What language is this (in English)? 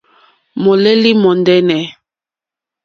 Mokpwe